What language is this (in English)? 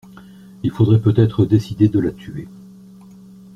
French